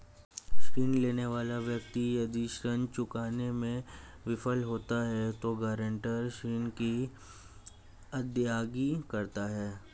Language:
Hindi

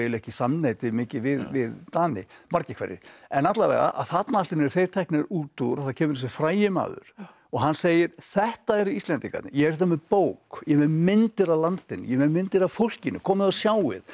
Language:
Icelandic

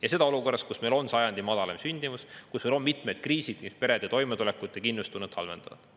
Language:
Estonian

